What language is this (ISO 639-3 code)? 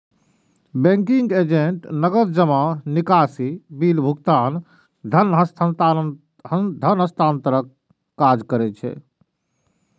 mai